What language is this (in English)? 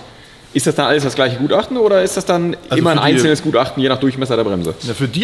German